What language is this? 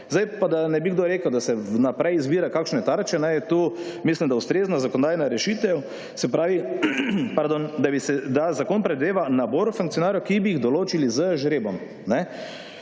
Slovenian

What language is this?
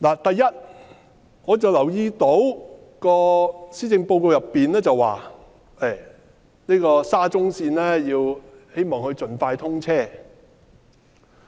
Cantonese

